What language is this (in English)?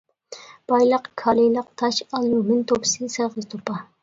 Uyghur